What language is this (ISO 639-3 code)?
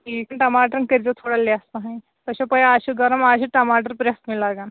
kas